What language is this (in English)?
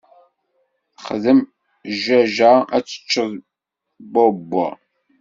Kabyle